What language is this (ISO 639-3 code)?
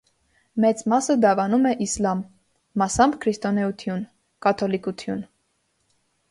hye